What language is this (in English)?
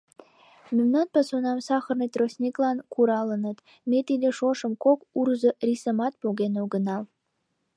Mari